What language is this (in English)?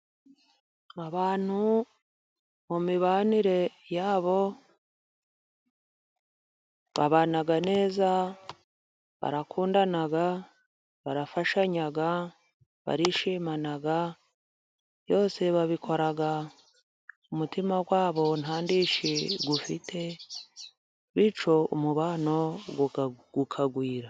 Kinyarwanda